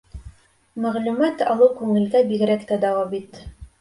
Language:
Bashkir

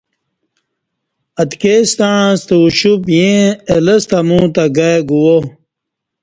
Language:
Kati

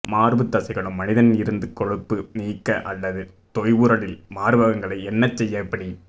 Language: Tamil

